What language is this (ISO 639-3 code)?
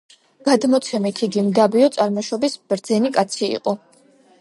kat